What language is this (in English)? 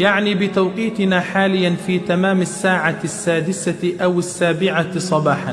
Arabic